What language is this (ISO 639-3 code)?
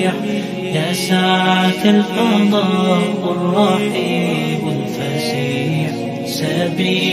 ara